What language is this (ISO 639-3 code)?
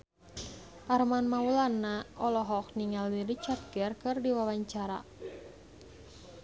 sun